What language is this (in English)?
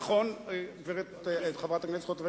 Hebrew